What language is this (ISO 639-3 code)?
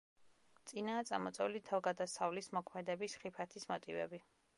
kat